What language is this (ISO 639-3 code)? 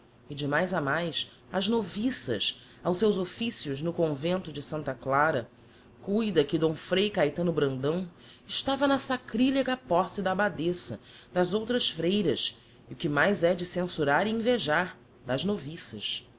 por